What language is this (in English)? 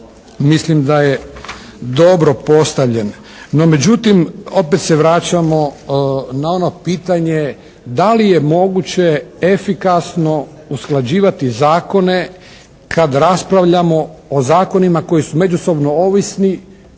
Croatian